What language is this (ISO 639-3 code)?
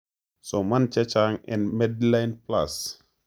kln